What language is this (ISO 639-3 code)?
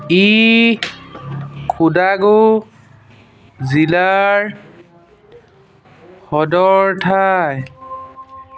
asm